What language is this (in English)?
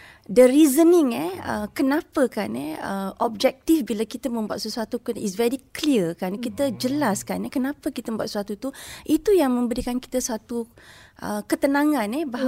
Malay